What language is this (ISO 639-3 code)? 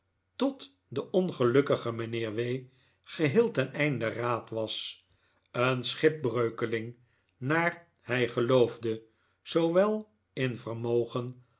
nld